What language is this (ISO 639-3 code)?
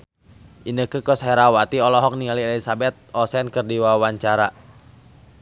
sun